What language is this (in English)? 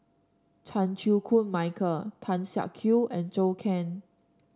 English